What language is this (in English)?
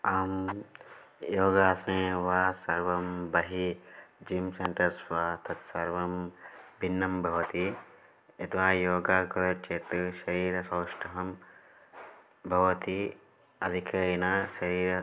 Sanskrit